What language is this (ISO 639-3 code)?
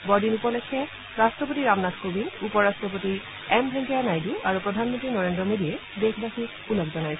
asm